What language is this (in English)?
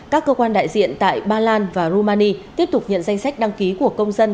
Vietnamese